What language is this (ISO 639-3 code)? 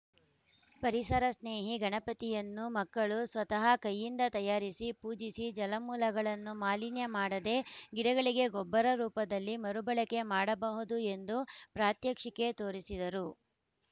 kan